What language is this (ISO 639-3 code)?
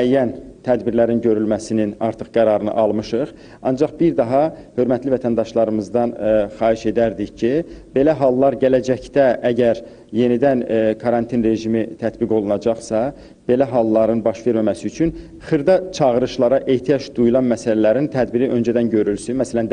tur